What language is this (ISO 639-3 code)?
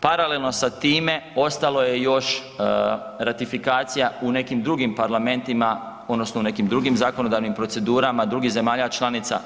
hrv